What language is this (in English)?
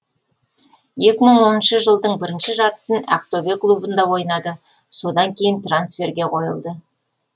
Kazakh